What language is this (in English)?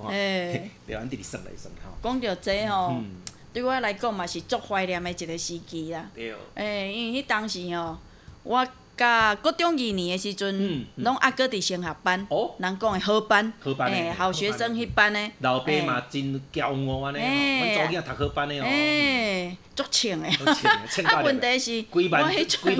Chinese